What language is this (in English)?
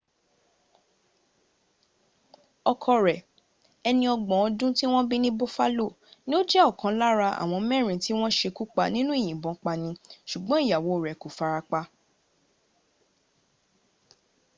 Yoruba